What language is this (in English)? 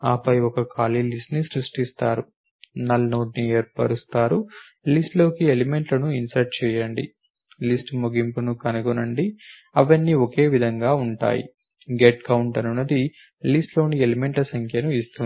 Telugu